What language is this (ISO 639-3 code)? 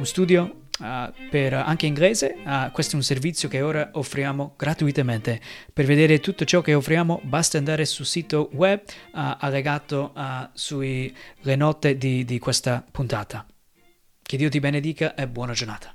ita